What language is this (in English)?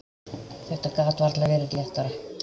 Icelandic